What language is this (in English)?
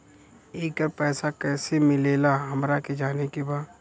Bhojpuri